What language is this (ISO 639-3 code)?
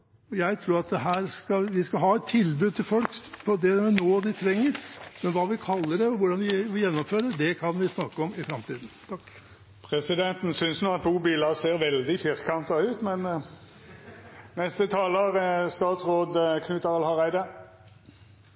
nor